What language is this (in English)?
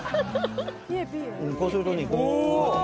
Japanese